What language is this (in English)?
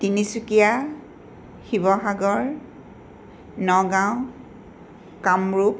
Assamese